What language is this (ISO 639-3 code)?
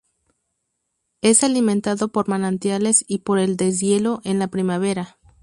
spa